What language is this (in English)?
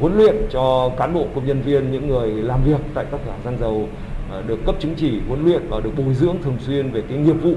Vietnamese